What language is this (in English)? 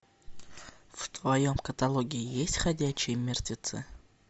Russian